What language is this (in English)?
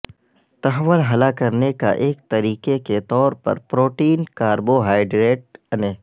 Urdu